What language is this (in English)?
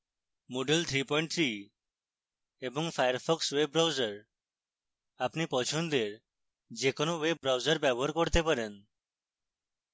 Bangla